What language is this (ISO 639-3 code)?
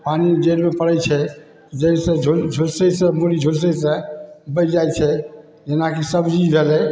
mai